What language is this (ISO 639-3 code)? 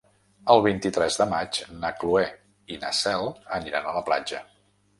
cat